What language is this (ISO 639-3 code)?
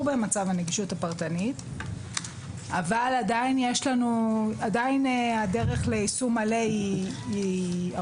heb